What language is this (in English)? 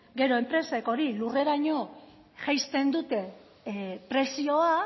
Basque